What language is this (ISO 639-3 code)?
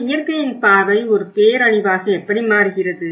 tam